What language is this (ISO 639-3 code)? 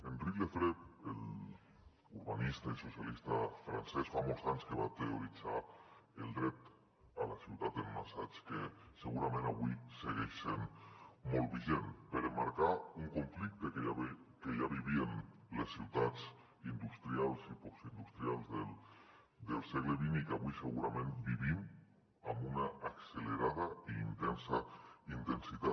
cat